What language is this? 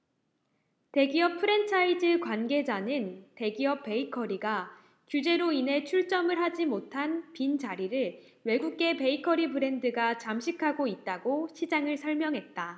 Korean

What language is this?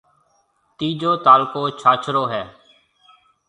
Marwari (Pakistan)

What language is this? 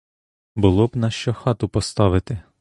Ukrainian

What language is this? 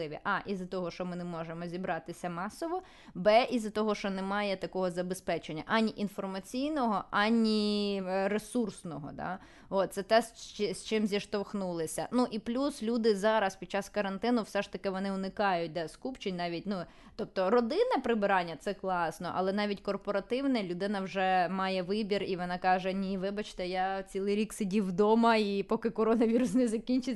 Ukrainian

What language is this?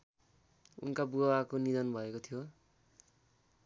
Nepali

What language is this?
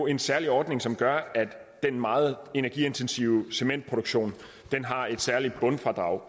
Danish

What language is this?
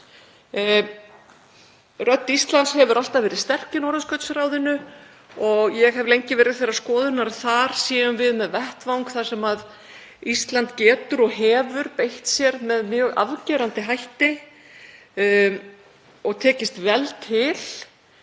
Icelandic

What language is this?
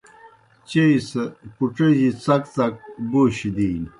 Kohistani Shina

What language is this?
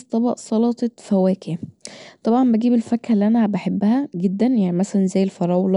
Egyptian Arabic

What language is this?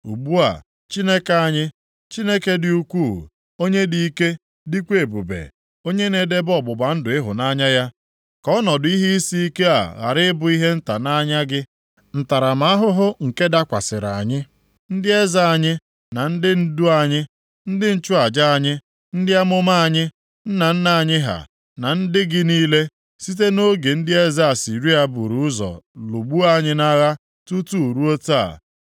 Igbo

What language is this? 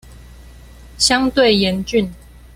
Chinese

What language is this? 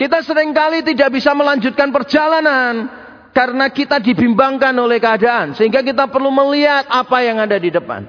Indonesian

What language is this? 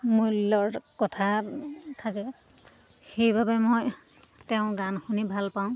Assamese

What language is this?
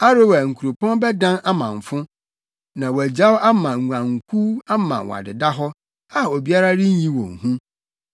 Akan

